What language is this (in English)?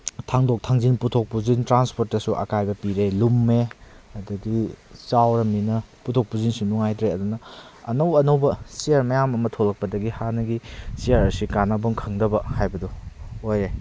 Manipuri